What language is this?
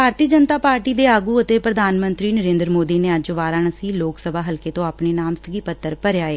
Punjabi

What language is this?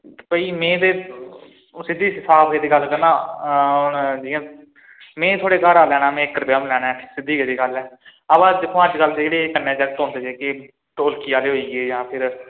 Dogri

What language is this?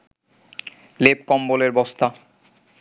Bangla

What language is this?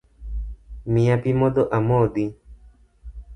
Luo (Kenya and Tanzania)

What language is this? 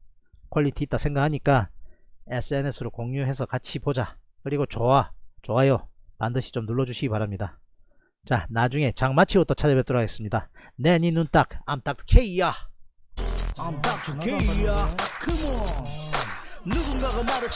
Korean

